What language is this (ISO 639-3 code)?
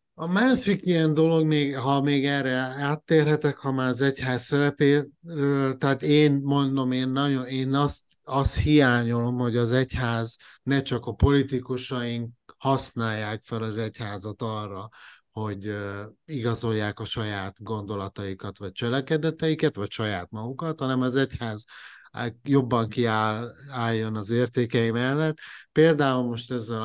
hun